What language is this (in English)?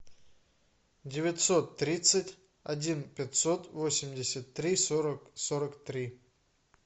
Russian